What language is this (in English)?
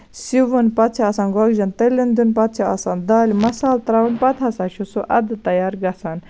Kashmiri